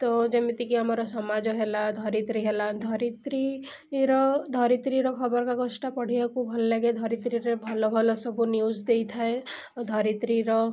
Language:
Odia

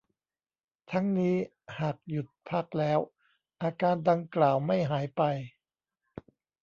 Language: Thai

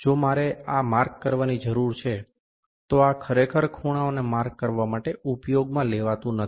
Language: Gujarati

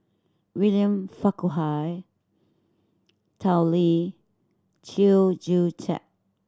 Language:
English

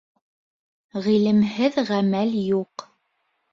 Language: Bashkir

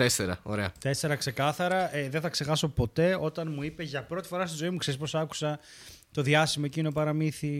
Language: Greek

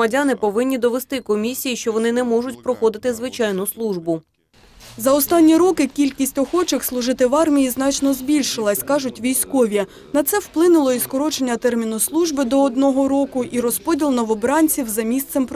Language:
Ukrainian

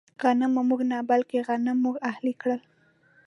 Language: Pashto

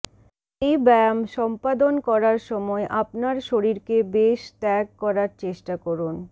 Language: Bangla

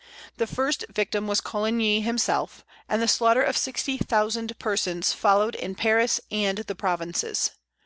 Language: English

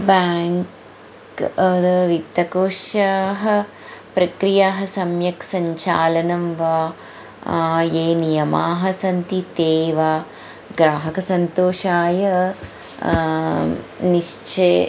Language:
Sanskrit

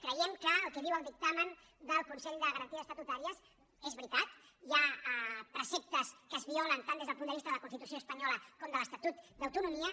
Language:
Catalan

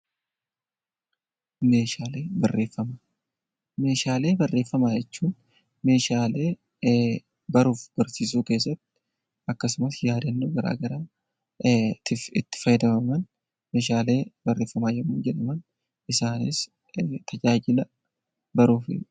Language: Oromo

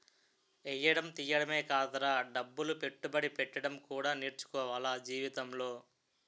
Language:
Telugu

